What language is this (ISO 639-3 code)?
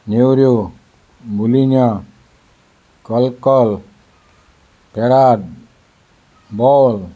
kok